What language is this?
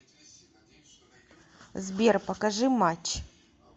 Russian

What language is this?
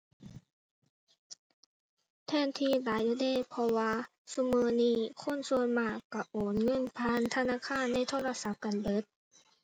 Thai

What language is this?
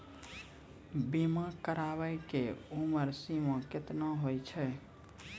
Maithili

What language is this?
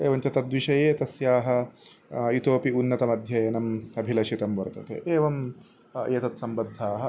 Sanskrit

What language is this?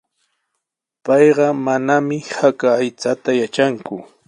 Sihuas Ancash Quechua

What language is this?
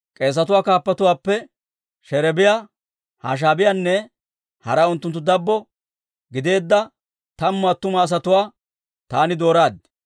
Dawro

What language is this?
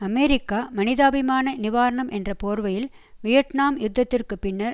Tamil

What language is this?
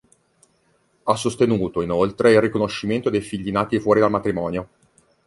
Italian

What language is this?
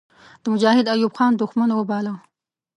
Pashto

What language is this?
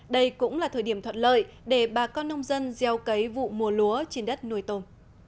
Vietnamese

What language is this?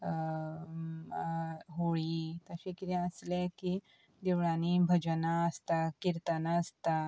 Konkani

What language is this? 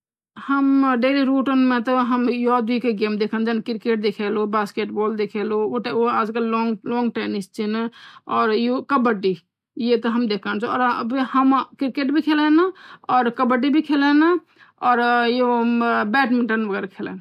Garhwali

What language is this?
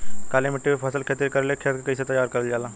Bhojpuri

